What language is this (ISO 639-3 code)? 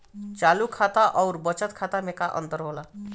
bho